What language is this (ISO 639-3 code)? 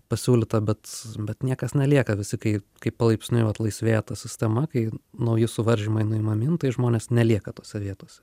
lit